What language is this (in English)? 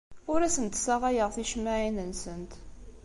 Kabyle